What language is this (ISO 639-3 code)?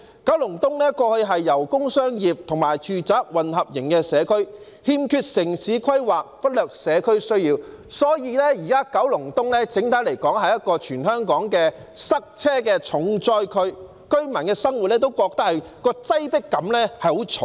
yue